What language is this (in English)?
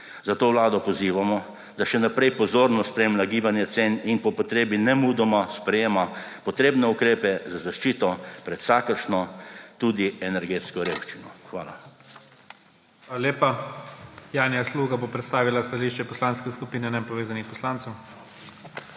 Slovenian